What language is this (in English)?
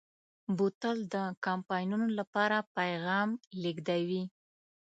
Pashto